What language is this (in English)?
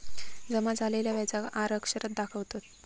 Marathi